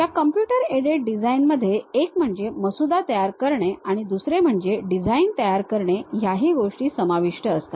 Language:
Marathi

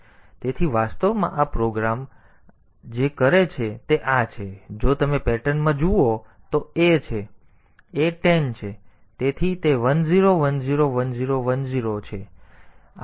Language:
Gujarati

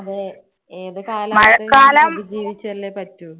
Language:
Malayalam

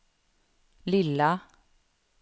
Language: Swedish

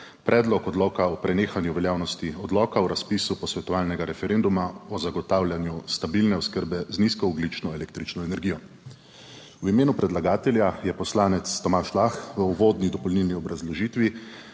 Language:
Slovenian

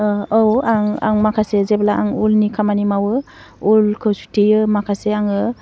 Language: Bodo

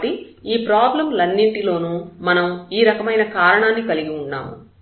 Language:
Telugu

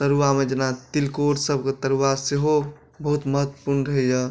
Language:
Maithili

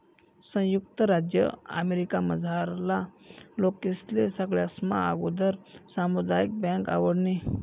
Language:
Marathi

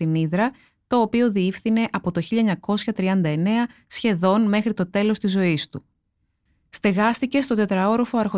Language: Greek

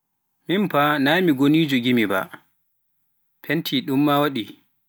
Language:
Pular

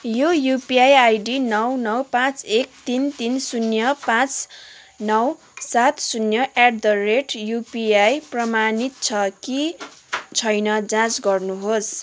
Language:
Nepali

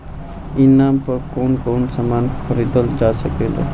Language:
Bhojpuri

